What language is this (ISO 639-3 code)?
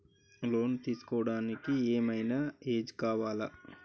tel